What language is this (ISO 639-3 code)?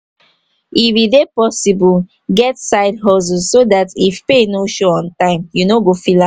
pcm